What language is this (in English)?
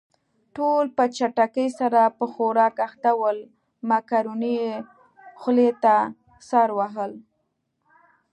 Pashto